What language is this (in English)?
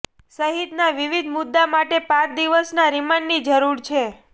Gujarati